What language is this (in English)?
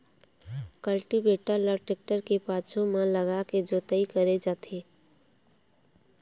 Chhattisgarhi